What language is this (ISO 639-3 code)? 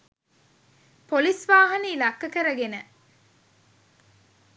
sin